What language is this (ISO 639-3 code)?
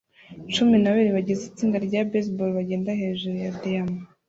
kin